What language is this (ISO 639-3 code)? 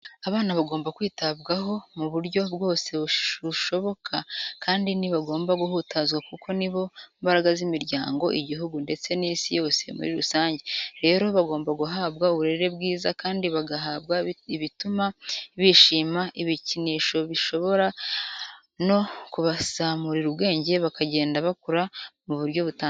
kin